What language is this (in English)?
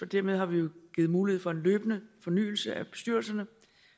Danish